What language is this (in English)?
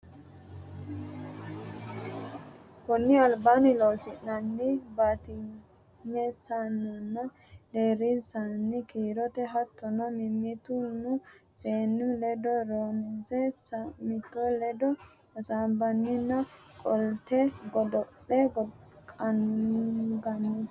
Sidamo